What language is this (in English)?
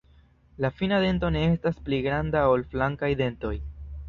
Esperanto